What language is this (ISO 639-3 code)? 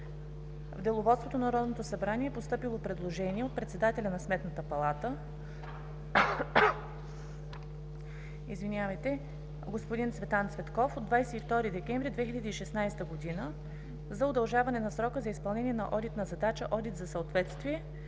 bul